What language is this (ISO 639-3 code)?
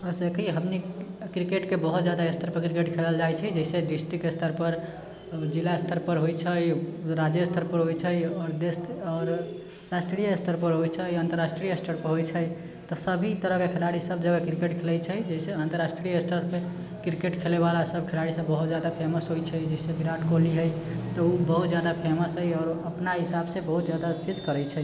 mai